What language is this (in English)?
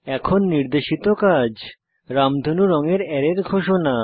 Bangla